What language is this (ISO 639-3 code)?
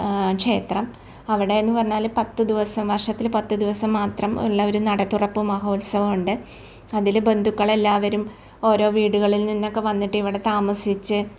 mal